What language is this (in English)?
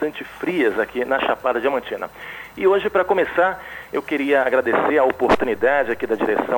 Portuguese